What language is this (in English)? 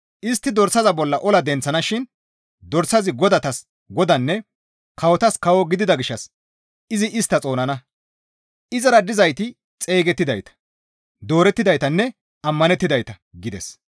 Gamo